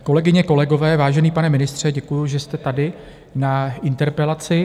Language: Czech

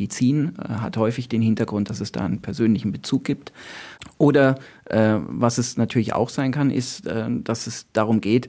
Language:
German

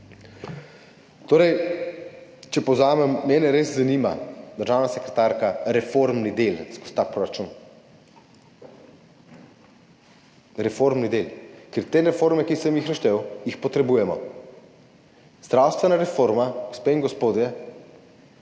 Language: Slovenian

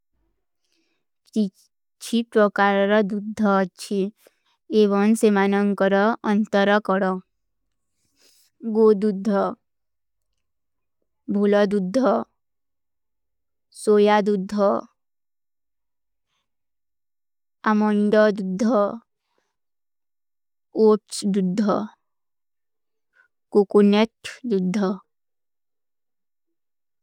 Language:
Kui (India)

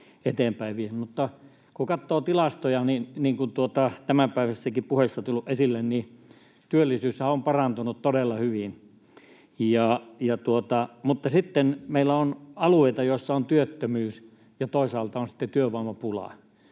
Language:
Finnish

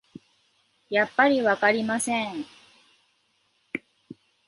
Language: Japanese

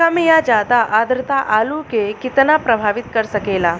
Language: Bhojpuri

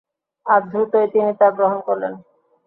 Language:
Bangla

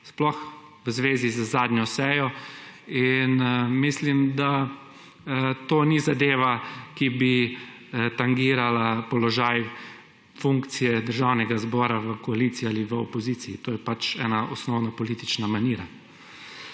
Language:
Slovenian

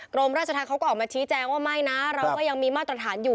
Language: Thai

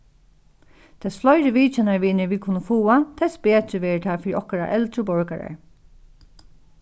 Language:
Faroese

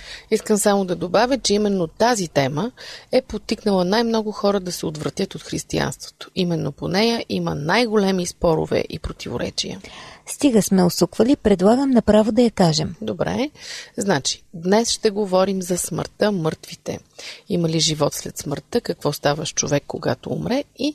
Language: Bulgarian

